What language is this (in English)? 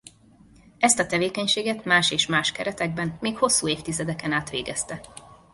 Hungarian